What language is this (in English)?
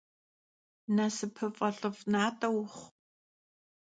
Kabardian